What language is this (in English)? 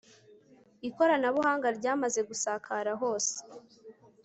Kinyarwanda